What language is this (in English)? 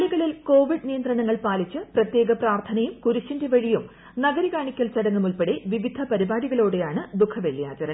Malayalam